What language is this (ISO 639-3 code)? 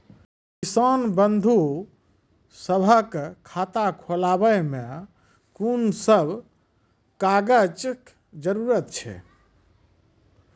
mai